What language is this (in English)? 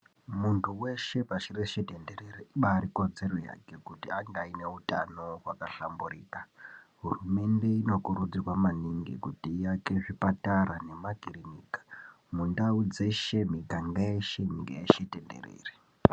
Ndau